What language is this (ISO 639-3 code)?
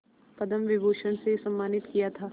hin